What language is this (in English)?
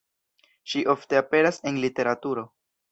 Esperanto